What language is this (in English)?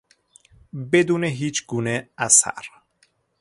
Persian